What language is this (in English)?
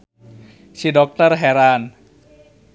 Sundanese